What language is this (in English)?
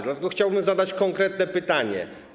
Polish